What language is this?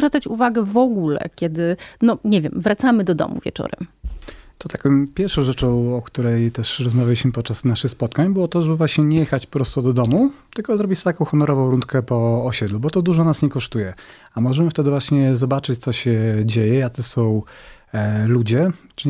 Polish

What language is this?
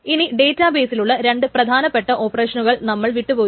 Malayalam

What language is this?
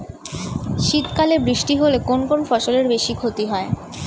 Bangla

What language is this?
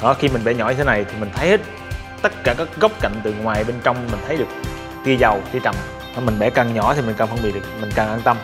Vietnamese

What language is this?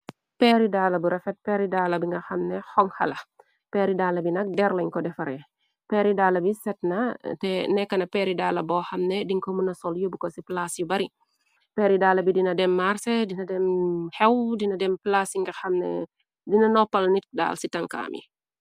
Wolof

